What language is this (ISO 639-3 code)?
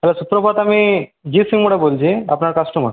ben